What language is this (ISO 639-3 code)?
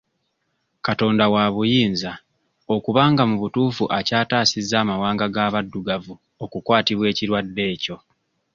lug